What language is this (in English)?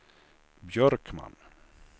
Swedish